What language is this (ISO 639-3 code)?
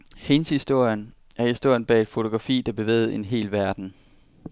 dan